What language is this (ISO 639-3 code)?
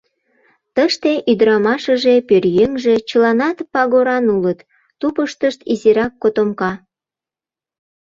chm